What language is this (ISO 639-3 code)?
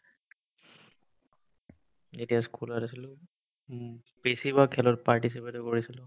asm